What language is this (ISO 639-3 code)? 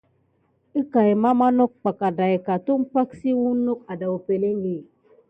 gid